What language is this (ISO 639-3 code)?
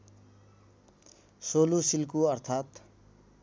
nep